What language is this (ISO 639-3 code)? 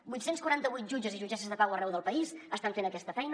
cat